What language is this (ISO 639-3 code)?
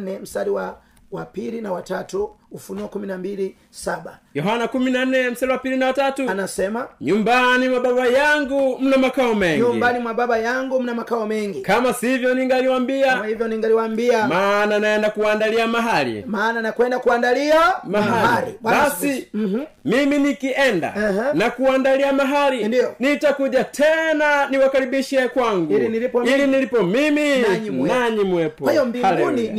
swa